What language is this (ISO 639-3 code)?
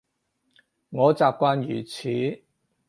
yue